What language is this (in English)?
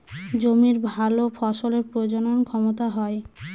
Bangla